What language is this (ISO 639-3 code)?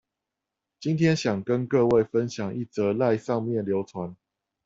zho